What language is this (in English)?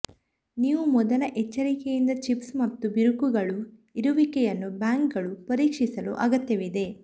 Kannada